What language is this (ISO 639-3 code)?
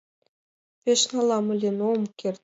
chm